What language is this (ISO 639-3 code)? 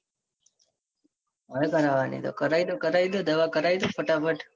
guj